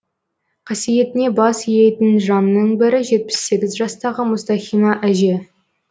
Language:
Kazakh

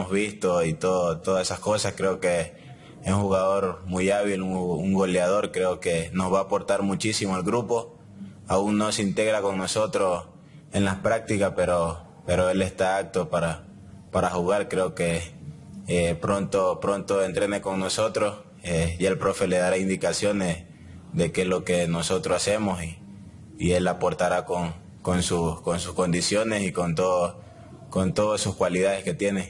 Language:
Spanish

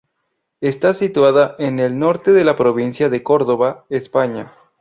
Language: Spanish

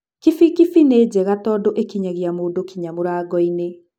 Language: Kikuyu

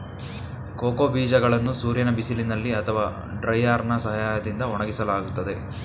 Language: Kannada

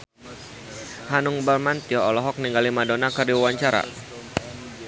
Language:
Sundanese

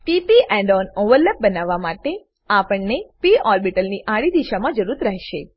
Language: Gujarati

